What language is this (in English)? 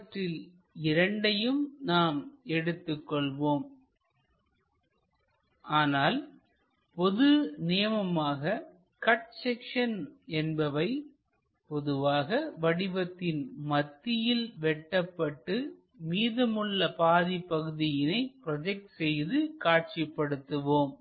Tamil